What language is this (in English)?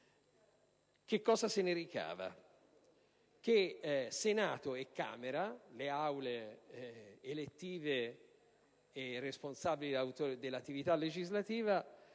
Italian